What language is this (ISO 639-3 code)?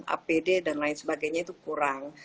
ind